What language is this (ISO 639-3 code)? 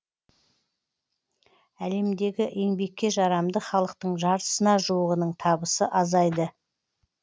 kaz